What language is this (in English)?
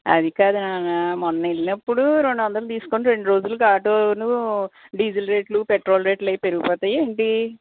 Telugu